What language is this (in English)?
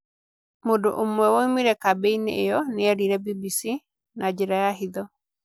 Kikuyu